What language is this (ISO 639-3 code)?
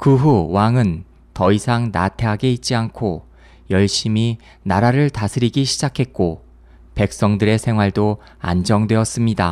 kor